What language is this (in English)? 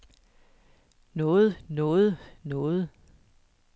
Danish